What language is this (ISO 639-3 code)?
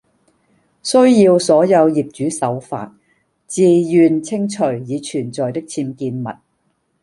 yue